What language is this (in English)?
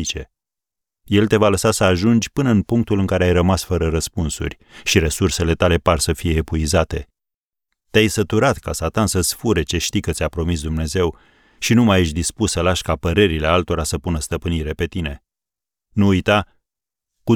Romanian